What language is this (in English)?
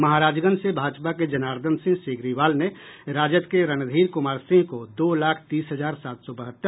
Hindi